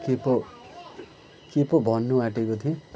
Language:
Nepali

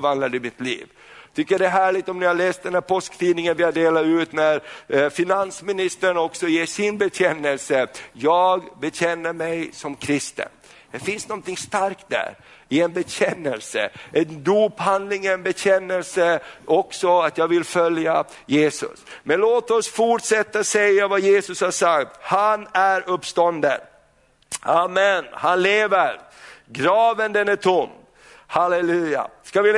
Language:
Swedish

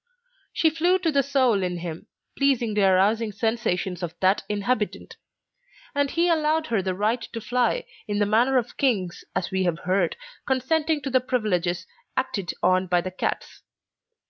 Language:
English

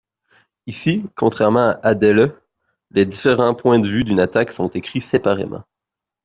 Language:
French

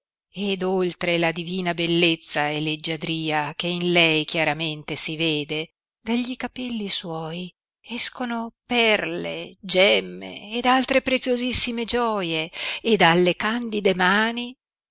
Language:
Italian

